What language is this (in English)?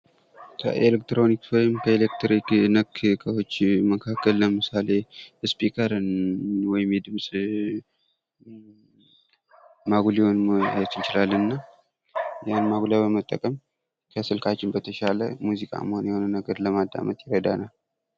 Amharic